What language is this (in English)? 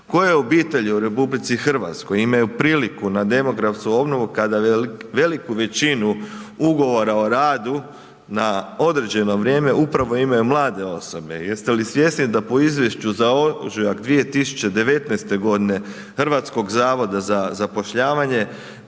Croatian